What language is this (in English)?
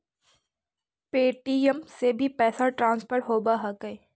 Magahi